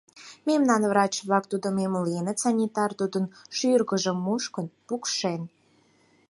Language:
Mari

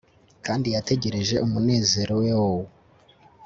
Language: Kinyarwanda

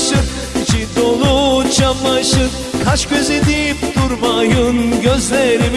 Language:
Turkish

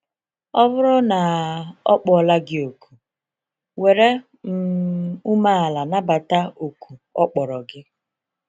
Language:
Igbo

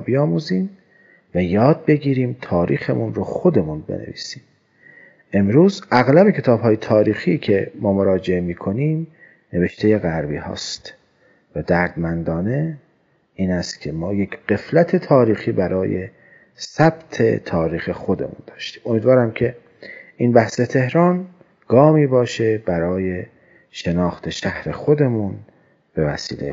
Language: Persian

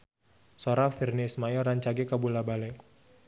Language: Sundanese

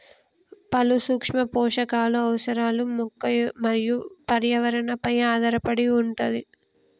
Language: Telugu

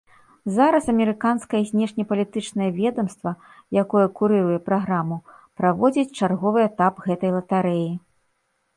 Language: Belarusian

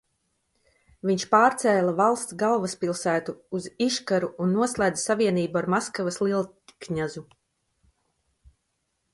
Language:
Latvian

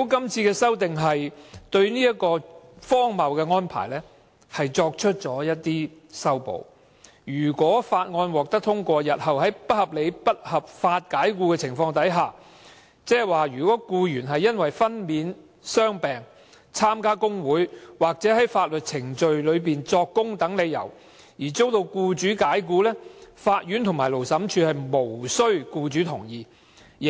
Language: Cantonese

